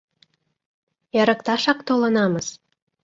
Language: Mari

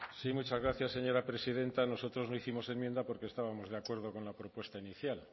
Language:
Spanish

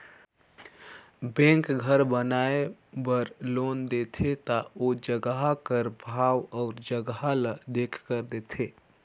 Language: Chhattisgarhi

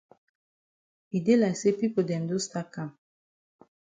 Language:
Cameroon Pidgin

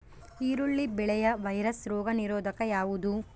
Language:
Kannada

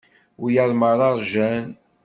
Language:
Kabyle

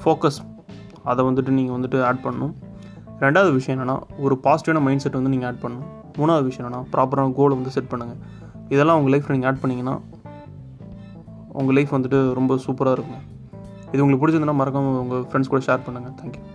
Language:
Tamil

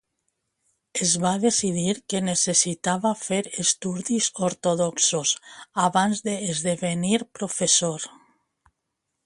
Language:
Catalan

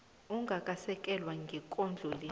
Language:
South Ndebele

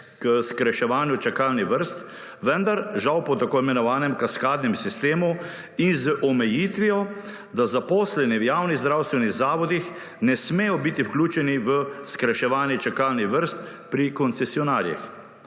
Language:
Slovenian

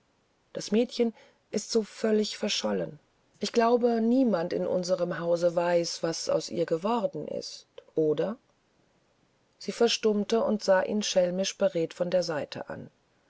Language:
German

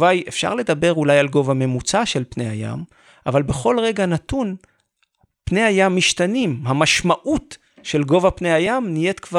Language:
Hebrew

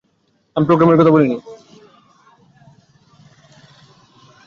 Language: Bangla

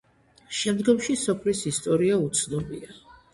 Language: Georgian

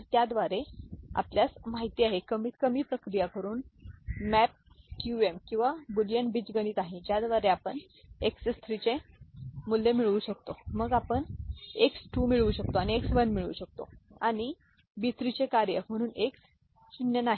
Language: Marathi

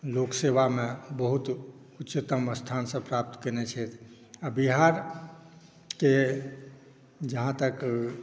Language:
Maithili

